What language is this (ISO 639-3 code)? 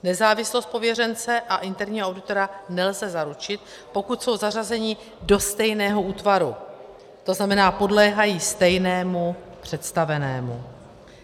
ces